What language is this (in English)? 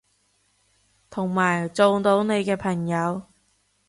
Cantonese